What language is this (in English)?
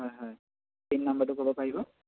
Assamese